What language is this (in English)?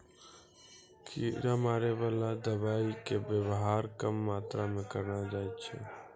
Maithili